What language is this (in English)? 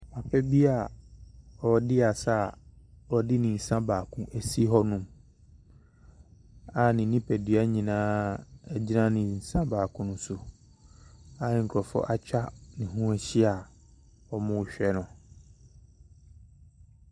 Akan